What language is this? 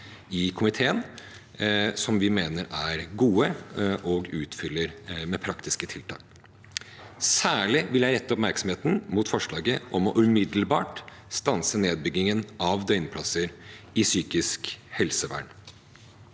Norwegian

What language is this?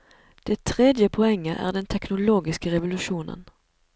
Norwegian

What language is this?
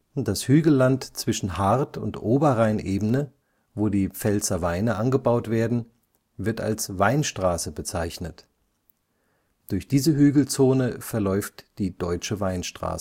German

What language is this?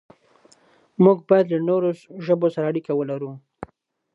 Pashto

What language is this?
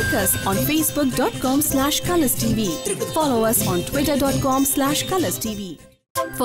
Hindi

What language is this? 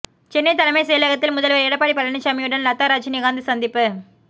Tamil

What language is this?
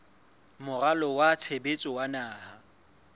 Southern Sotho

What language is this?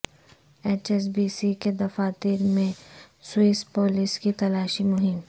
Urdu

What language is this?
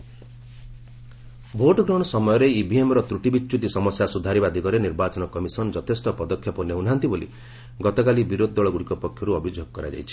Odia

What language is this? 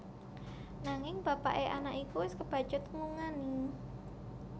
Javanese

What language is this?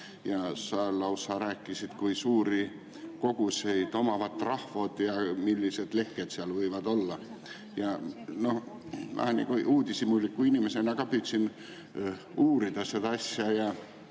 Estonian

